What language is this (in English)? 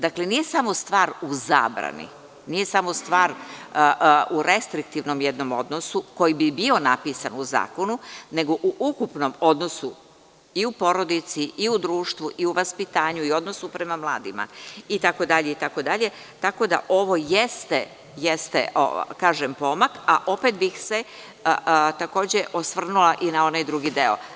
Serbian